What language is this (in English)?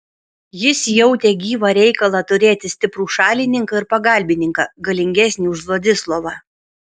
Lithuanian